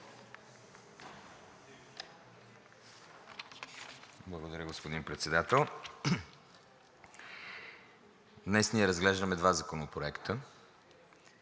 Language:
Bulgarian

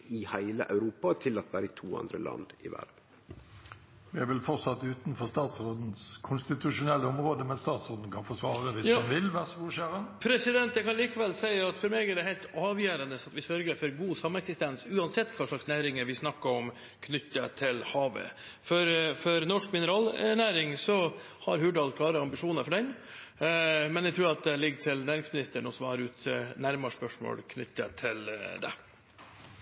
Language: Norwegian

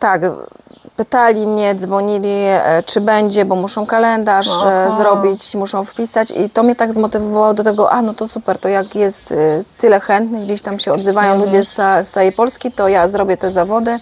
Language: Polish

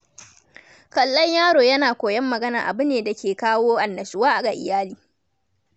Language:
Hausa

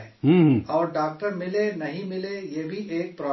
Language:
Urdu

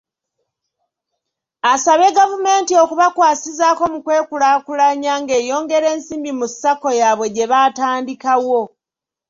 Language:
Ganda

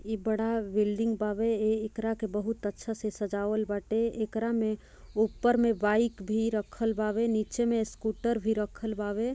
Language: Bhojpuri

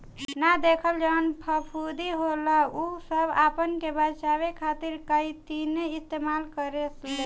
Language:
Bhojpuri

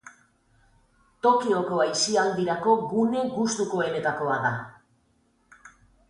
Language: Basque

